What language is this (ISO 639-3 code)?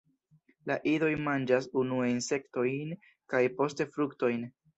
epo